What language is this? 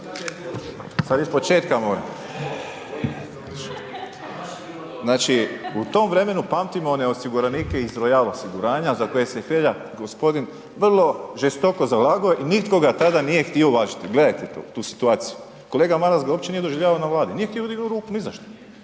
Croatian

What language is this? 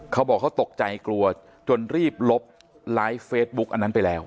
Thai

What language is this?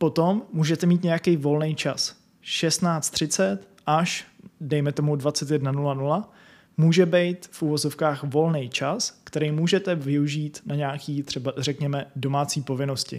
Czech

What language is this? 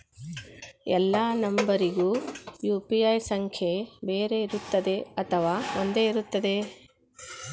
Kannada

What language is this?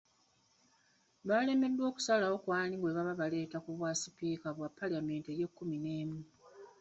Ganda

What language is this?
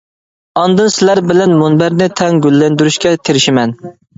Uyghur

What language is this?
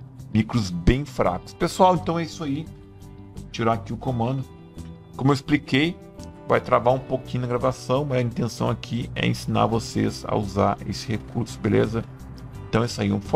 Portuguese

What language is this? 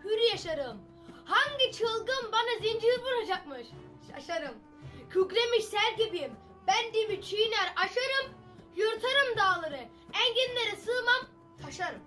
Turkish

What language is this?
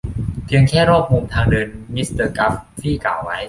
Thai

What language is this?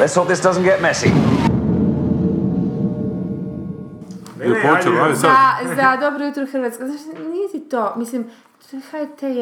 Croatian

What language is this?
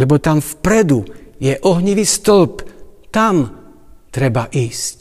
Slovak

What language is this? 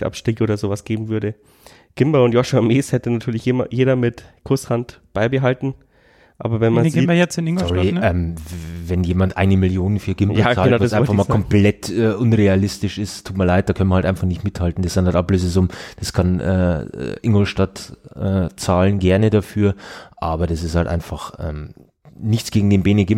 German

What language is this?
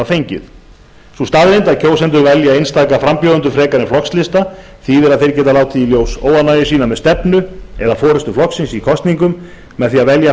Icelandic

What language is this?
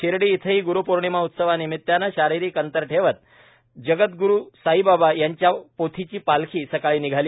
Marathi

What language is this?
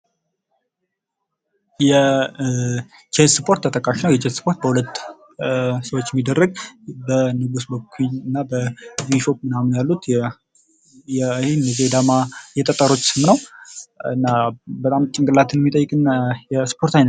Amharic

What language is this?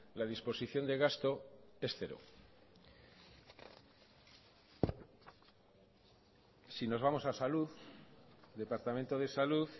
Spanish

